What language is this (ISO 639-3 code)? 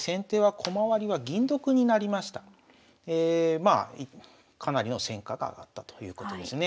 jpn